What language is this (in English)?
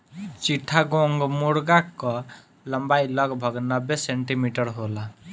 Bhojpuri